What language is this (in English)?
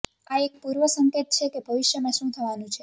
Gujarati